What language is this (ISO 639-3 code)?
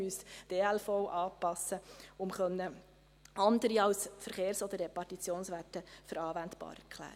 gsw